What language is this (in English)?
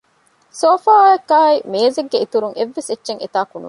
Divehi